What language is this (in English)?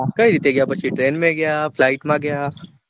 Gujarati